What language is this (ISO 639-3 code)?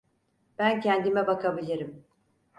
tur